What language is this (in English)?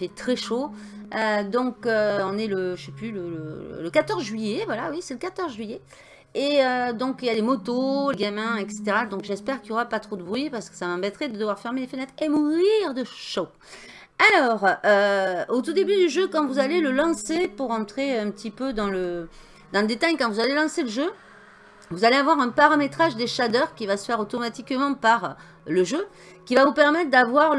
French